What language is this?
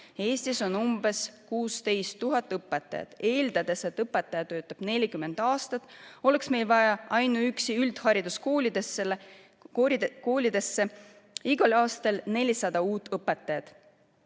Estonian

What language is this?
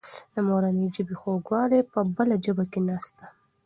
Pashto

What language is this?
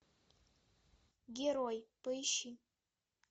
Russian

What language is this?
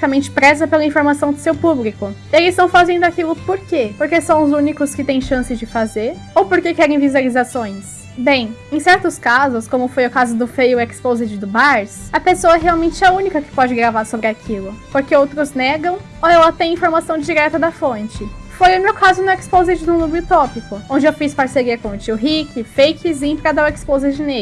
Portuguese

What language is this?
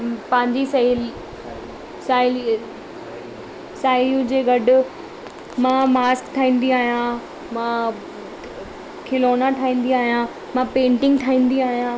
Sindhi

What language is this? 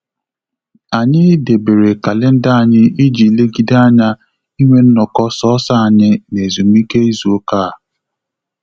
Igbo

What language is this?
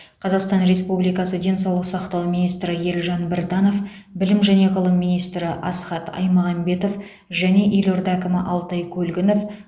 Kazakh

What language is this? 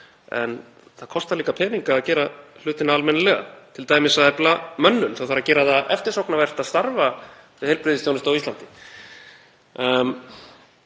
Icelandic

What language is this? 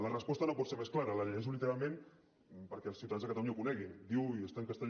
Catalan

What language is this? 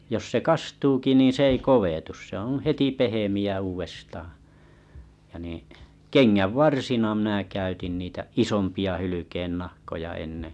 Finnish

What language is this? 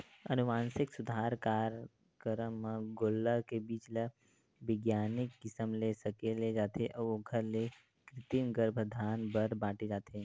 Chhattisgarhi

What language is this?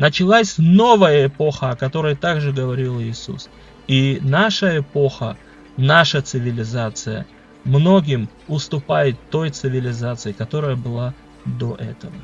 Russian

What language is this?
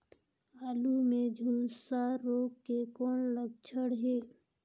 Chhattisgarhi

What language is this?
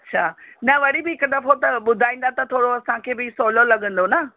Sindhi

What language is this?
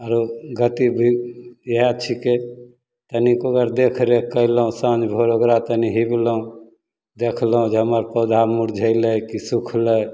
Maithili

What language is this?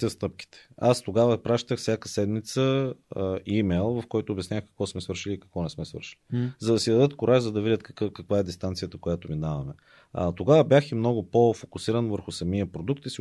Bulgarian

